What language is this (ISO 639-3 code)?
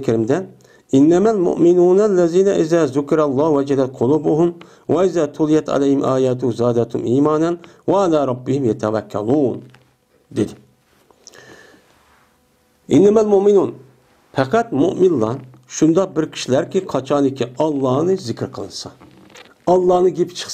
tur